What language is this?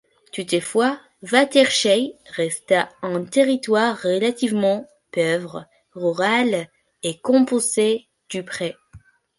French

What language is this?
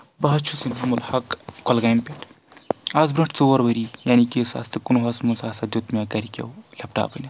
Kashmiri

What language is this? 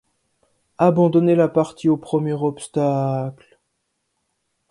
French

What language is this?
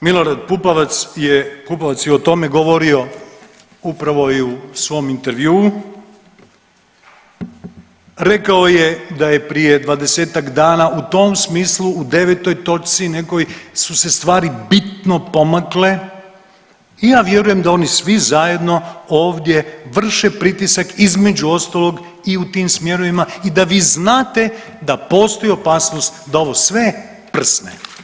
Croatian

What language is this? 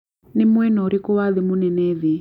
Kikuyu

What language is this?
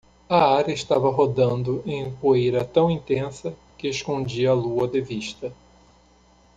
Portuguese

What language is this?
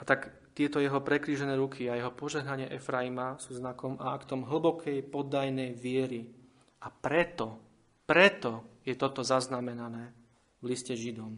Slovak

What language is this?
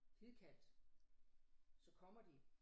Danish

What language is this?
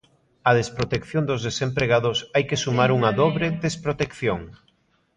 Galician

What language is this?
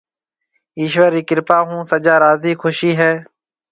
Marwari (Pakistan)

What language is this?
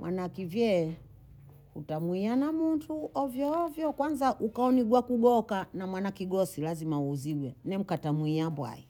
Bondei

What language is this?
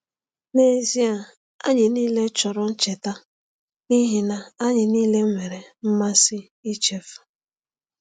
Igbo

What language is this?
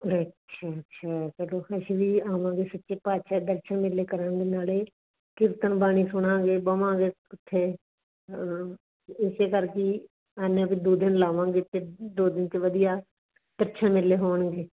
Punjabi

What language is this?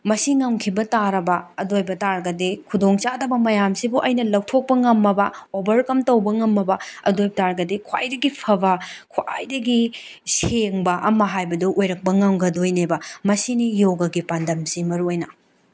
Manipuri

